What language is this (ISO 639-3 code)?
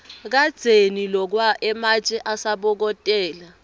ssw